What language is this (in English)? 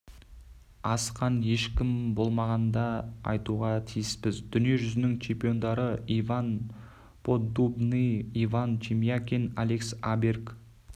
Kazakh